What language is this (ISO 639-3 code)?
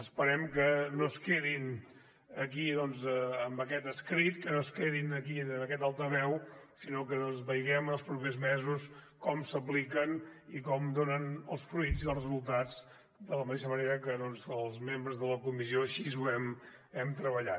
cat